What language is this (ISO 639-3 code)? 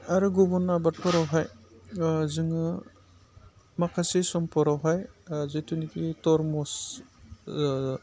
brx